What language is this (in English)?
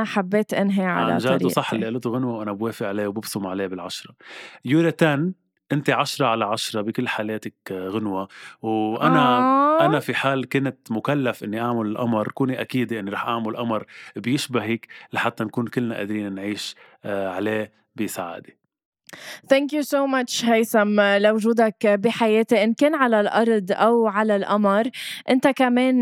Arabic